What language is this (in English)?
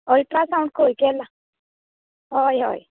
Konkani